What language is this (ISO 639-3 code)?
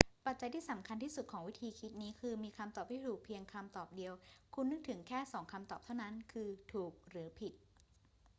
tha